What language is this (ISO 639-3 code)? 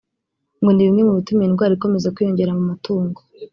kin